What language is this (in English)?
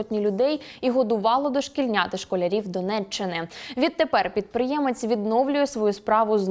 Ukrainian